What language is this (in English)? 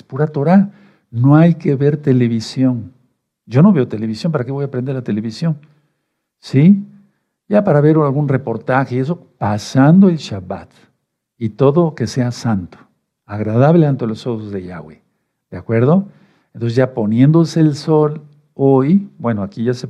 Spanish